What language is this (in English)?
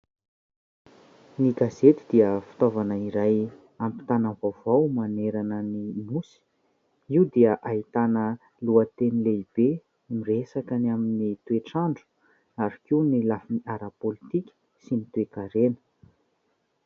Malagasy